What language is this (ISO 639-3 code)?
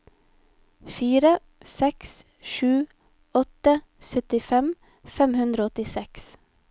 nor